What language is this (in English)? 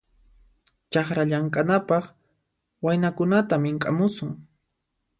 Puno Quechua